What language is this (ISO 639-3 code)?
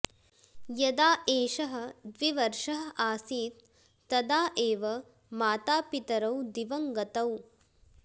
san